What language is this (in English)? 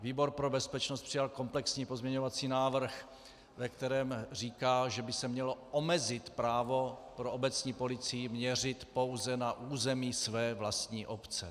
Czech